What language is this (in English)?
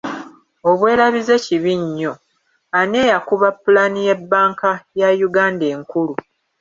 Ganda